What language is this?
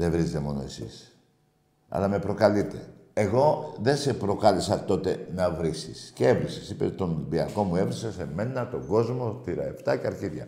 Greek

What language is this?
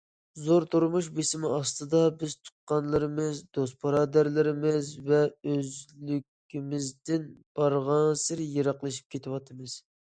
Uyghur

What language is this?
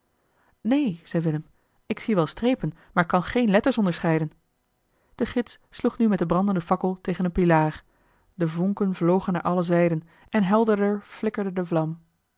Dutch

